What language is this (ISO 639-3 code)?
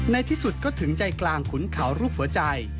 tha